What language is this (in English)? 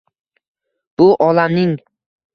Uzbek